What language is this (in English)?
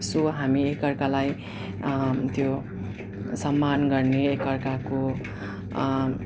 Nepali